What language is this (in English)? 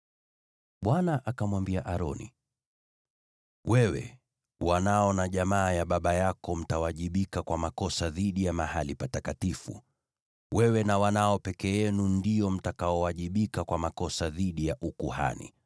Swahili